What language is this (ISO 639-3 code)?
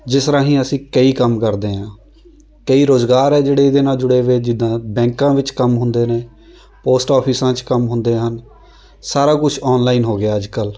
pan